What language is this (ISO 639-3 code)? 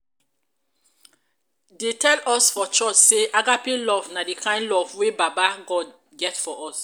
pcm